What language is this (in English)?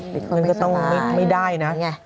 Thai